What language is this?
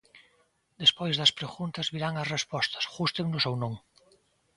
Galician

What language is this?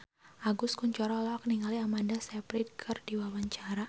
Sundanese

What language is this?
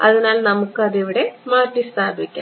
Malayalam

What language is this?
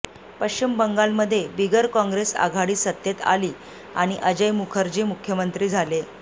Marathi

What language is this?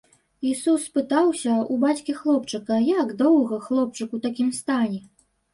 Belarusian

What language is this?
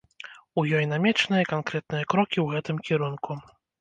Belarusian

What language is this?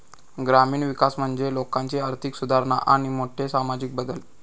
Marathi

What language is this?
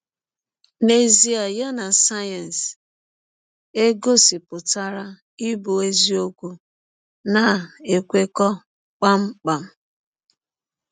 Igbo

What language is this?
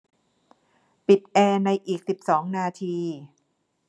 Thai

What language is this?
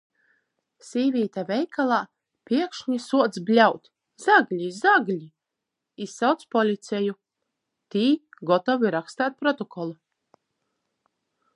Latgalian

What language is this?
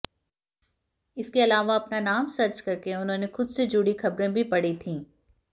Hindi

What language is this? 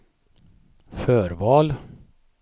Swedish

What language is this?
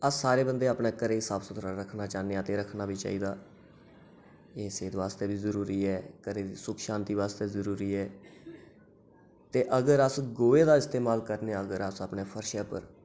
Dogri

